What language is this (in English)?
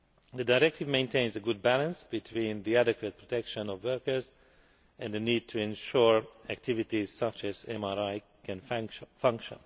English